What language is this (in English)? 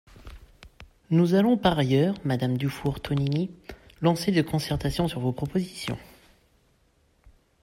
French